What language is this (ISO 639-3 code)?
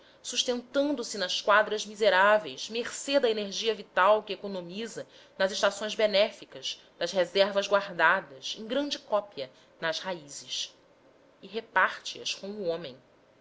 por